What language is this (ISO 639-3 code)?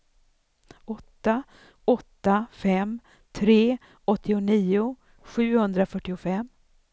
swe